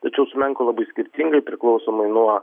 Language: Lithuanian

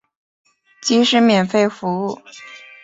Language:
Chinese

